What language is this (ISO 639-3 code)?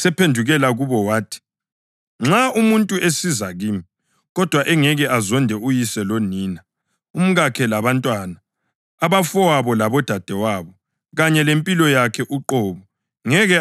nde